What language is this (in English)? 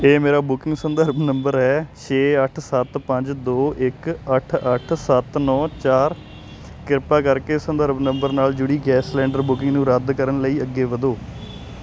Punjabi